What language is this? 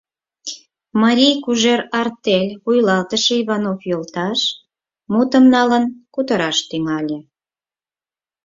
Mari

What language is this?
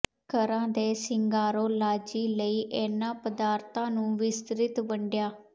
Punjabi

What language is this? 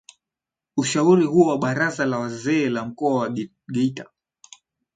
Swahili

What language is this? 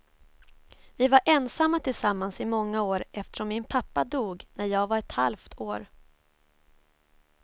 Swedish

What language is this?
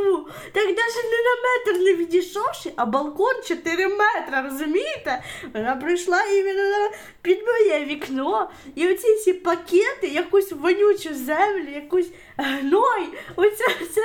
Ukrainian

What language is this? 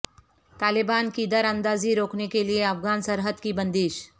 Urdu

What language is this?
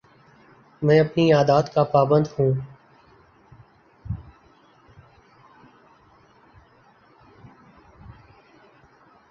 Urdu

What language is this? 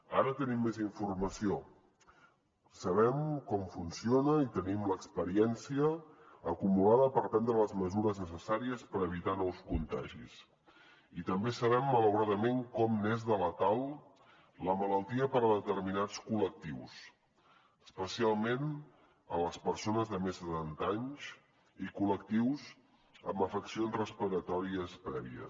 Catalan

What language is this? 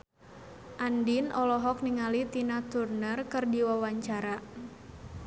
Sundanese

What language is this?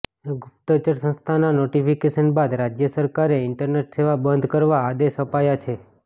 Gujarati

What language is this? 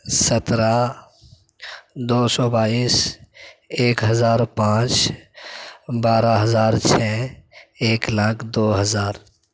Urdu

